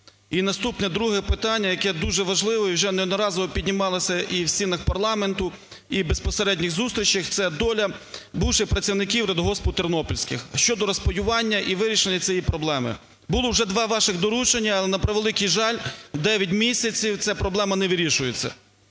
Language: Ukrainian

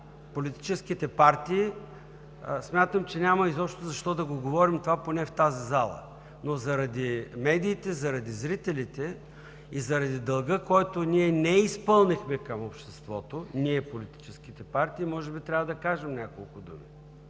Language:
Bulgarian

